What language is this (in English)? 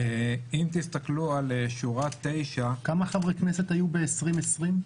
Hebrew